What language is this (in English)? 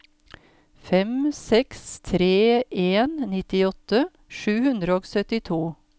Norwegian